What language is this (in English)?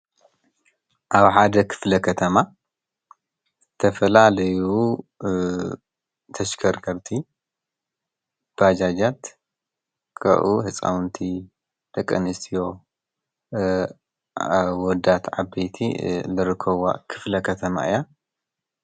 Tigrinya